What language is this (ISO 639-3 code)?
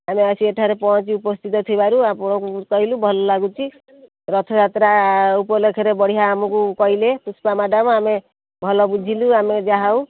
ori